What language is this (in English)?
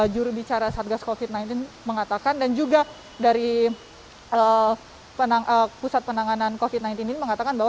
Indonesian